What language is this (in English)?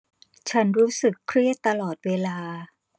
Thai